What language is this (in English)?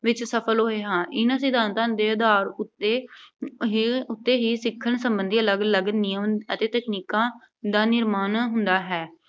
Punjabi